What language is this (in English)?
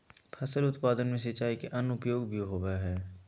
Magahi